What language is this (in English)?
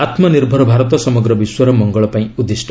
Odia